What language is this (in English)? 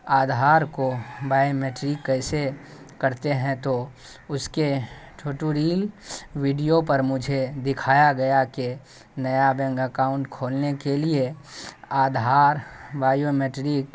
Urdu